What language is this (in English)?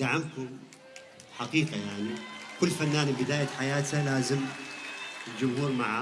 Arabic